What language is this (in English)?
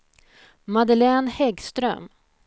Swedish